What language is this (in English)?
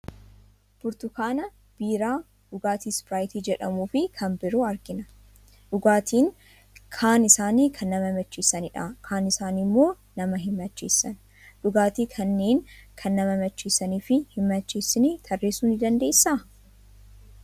Oromo